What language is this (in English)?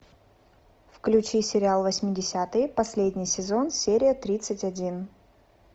Russian